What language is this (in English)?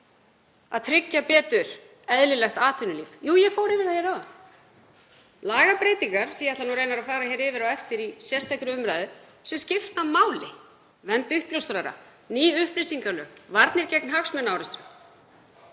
Icelandic